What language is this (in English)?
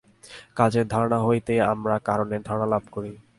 Bangla